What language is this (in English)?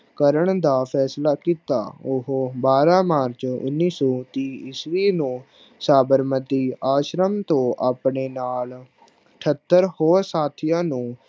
Punjabi